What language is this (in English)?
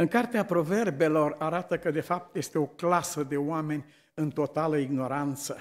Romanian